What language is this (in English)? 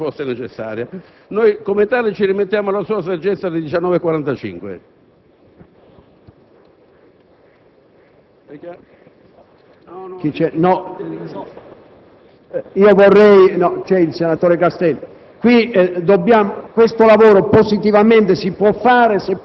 Italian